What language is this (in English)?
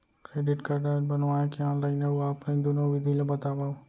Chhattisgarhi